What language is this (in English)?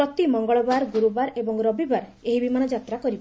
Odia